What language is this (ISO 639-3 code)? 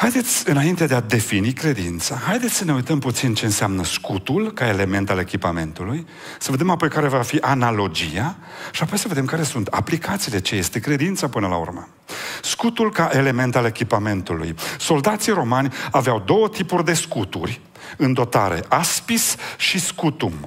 ron